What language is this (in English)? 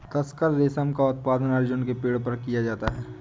Hindi